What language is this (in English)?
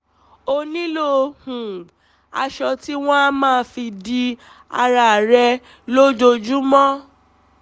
Yoruba